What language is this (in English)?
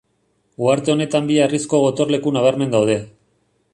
Basque